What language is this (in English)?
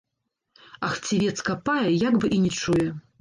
Belarusian